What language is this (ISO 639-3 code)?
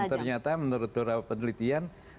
ind